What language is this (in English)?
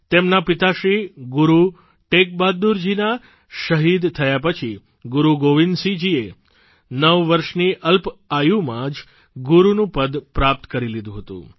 Gujarati